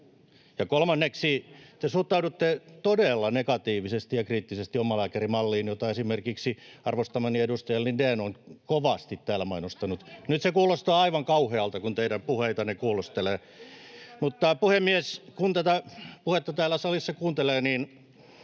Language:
Finnish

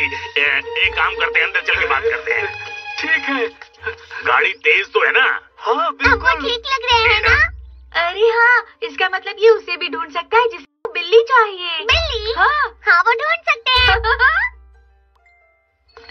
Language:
Hindi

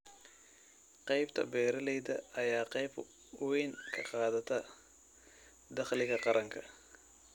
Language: Somali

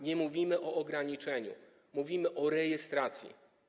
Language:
Polish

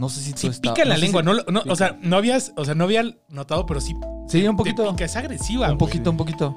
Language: Spanish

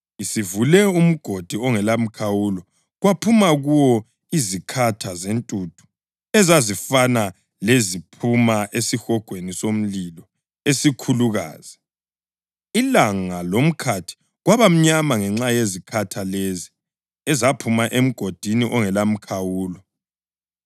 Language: North Ndebele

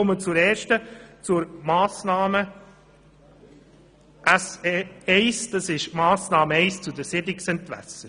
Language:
Swiss German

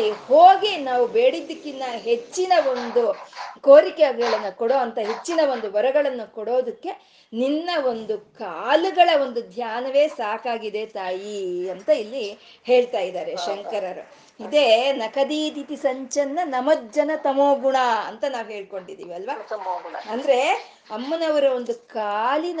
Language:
Kannada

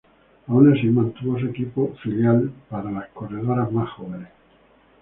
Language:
Spanish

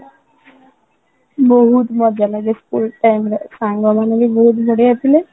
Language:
Odia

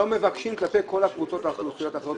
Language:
Hebrew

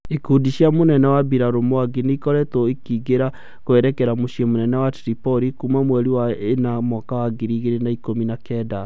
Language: Kikuyu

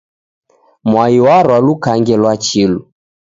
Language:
Taita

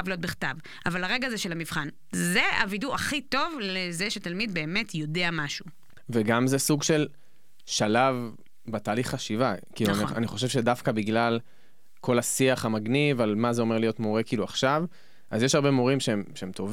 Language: Hebrew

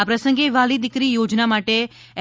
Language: Gujarati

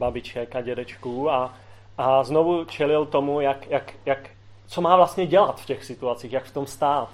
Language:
Czech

